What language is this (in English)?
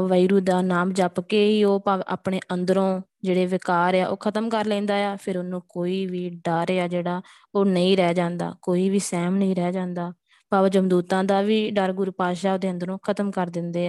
Punjabi